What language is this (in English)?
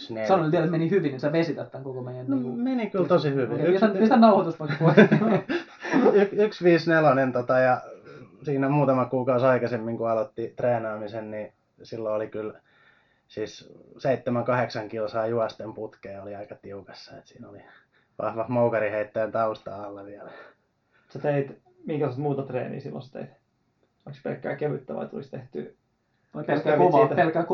Finnish